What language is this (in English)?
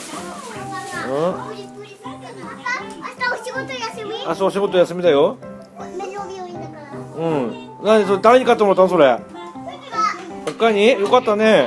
Japanese